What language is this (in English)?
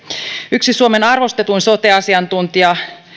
Finnish